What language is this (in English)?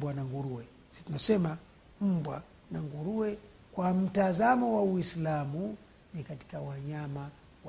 Swahili